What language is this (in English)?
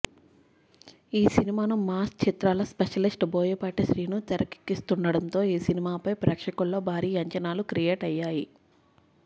Telugu